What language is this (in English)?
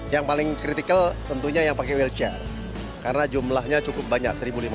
Indonesian